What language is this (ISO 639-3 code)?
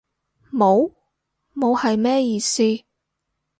yue